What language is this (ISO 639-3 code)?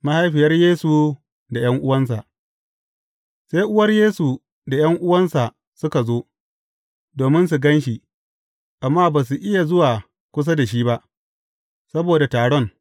hau